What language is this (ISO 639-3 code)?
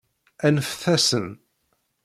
kab